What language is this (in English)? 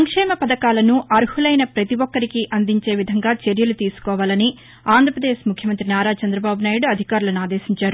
Telugu